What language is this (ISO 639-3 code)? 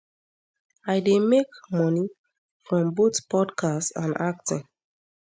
pcm